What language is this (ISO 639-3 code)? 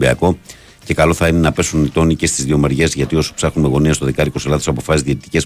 ell